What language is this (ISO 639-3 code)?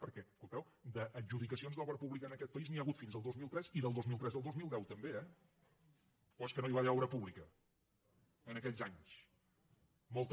cat